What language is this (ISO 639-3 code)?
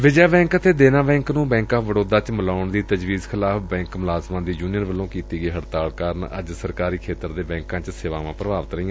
pan